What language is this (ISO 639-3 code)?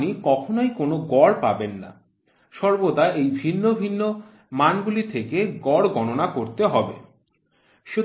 ben